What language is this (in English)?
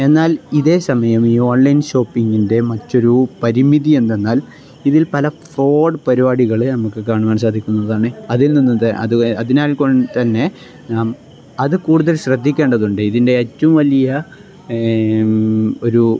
Malayalam